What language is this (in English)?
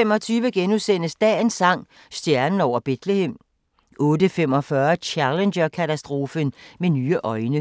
Danish